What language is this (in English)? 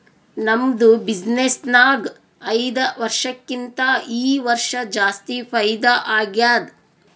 Kannada